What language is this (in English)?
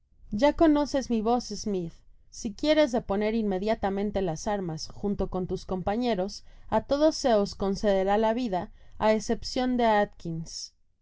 Spanish